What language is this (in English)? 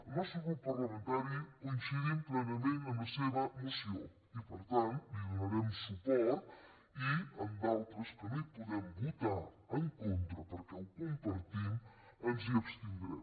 Catalan